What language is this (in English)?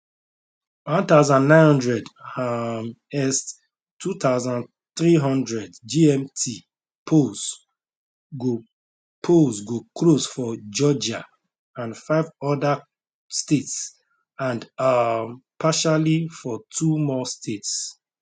Nigerian Pidgin